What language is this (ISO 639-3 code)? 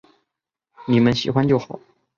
zho